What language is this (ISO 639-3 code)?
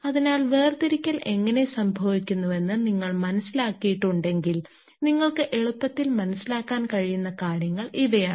mal